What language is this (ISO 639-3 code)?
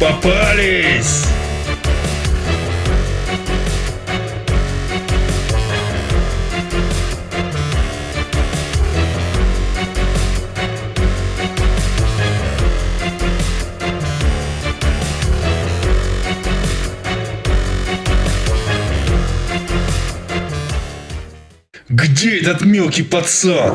rus